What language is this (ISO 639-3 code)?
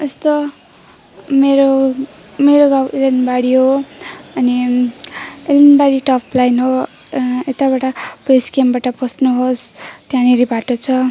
nep